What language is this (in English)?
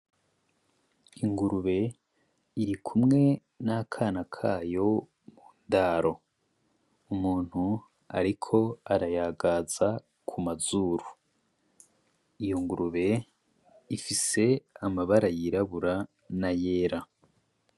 Rundi